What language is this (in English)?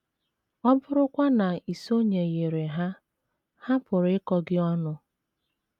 Igbo